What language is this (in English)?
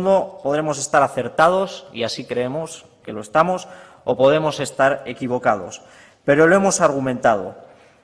Spanish